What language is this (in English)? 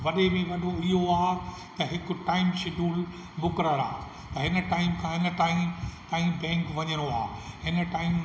Sindhi